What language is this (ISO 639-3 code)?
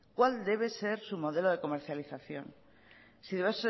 spa